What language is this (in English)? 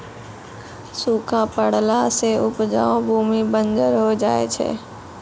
Maithili